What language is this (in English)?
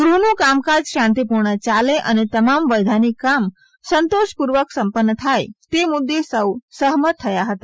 Gujarati